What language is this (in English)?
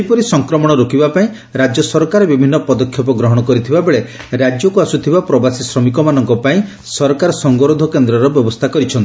Odia